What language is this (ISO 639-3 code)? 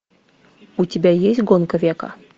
rus